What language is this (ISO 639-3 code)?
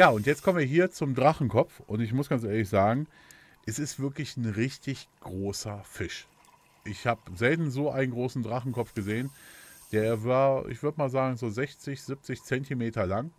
deu